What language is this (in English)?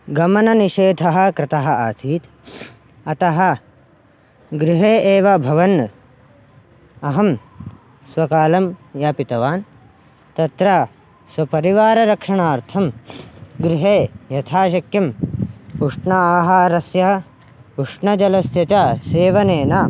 Sanskrit